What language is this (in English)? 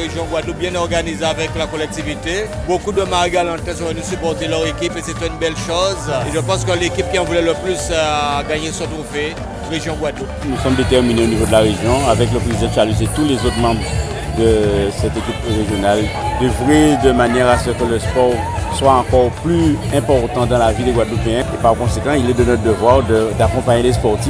French